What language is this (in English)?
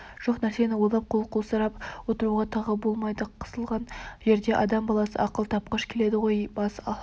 Kazakh